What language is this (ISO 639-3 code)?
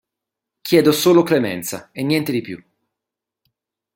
ita